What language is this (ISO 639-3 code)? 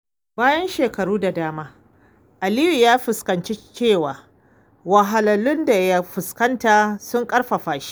hau